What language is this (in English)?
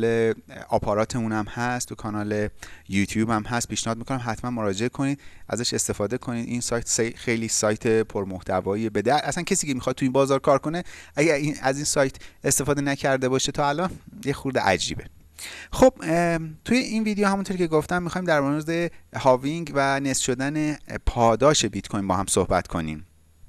Persian